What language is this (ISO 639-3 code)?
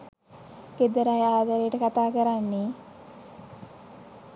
sin